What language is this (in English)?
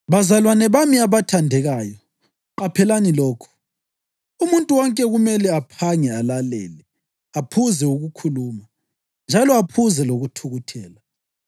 North Ndebele